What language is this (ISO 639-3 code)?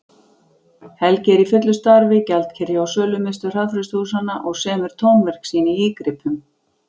isl